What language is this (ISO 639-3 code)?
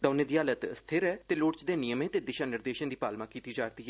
doi